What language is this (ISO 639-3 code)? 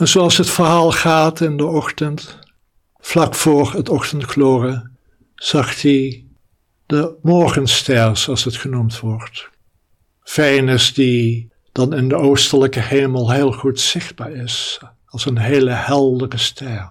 nld